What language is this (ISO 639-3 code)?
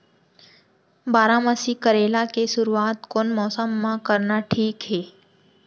hne